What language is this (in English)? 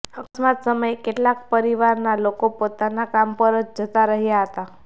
Gujarati